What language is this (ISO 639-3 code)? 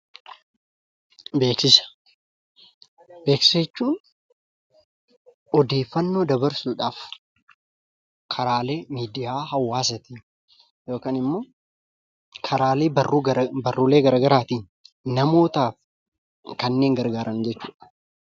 orm